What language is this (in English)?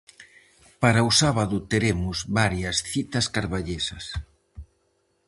Galician